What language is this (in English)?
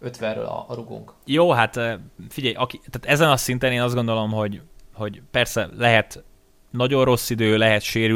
Hungarian